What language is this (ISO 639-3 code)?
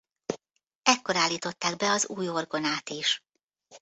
hun